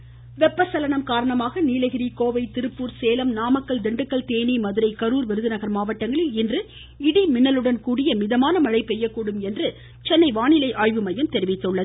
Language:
Tamil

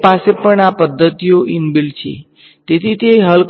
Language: Gujarati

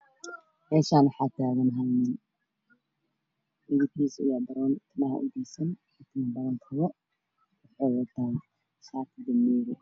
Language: Somali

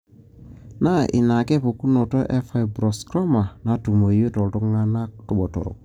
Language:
Masai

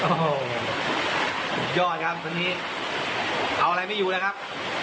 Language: Thai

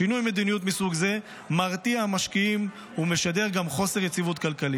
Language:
Hebrew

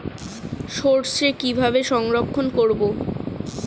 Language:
Bangla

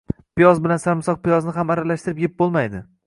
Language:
Uzbek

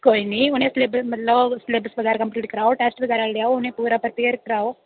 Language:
Dogri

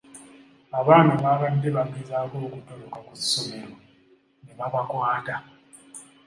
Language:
Ganda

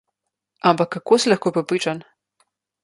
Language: Slovenian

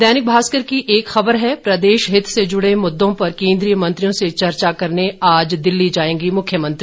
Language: Hindi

